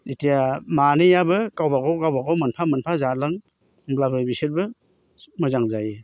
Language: Bodo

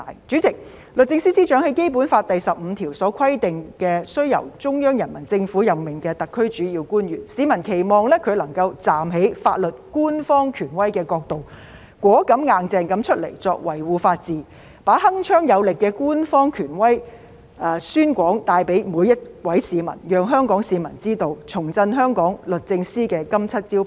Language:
Cantonese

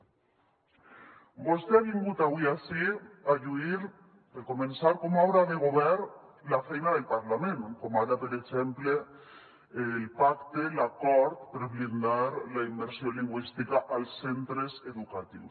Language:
Catalan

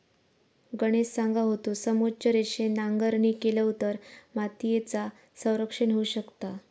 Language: Marathi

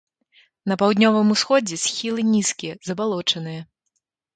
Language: Belarusian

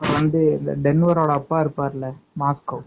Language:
Tamil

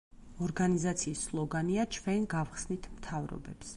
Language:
Georgian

